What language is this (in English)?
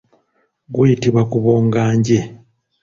Ganda